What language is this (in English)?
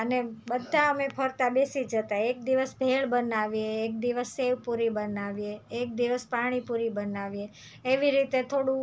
Gujarati